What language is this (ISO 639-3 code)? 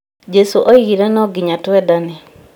kik